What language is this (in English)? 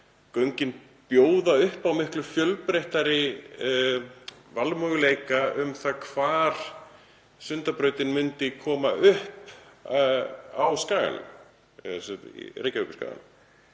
Icelandic